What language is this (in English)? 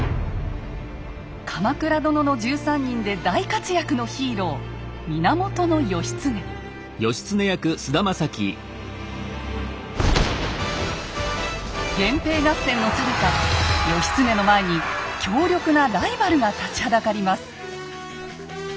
Japanese